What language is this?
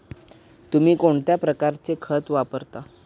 Marathi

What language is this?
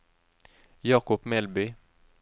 Norwegian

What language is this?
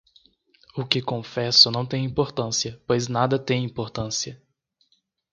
Portuguese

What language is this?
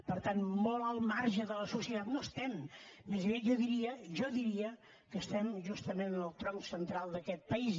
Catalan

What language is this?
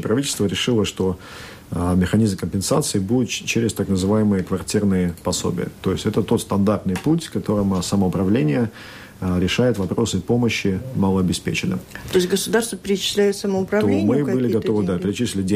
Russian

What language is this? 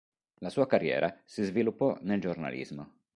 Italian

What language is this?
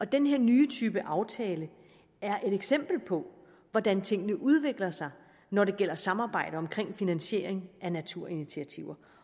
Danish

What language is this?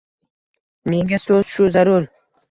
Uzbek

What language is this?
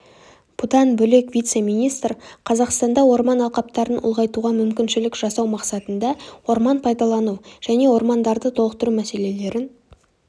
Kazakh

